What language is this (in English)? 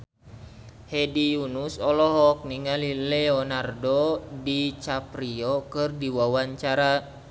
Sundanese